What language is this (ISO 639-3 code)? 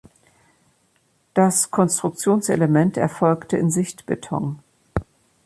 deu